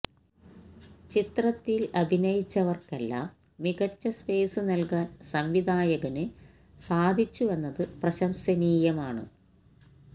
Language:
Malayalam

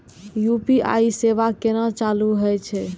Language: Maithili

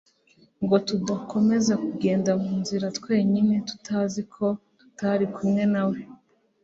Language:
Kinyarwanda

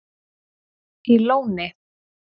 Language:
Icelandic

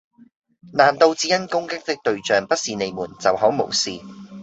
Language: Cantonese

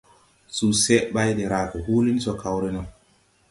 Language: Tupuri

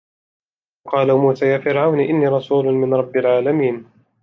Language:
Arabic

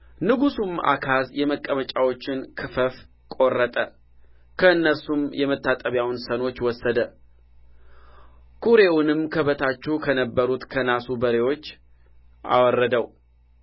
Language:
Amharic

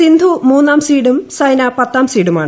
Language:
Malayalam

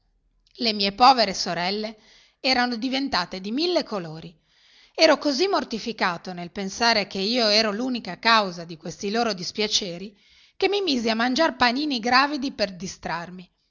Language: Italian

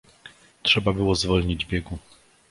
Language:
Polish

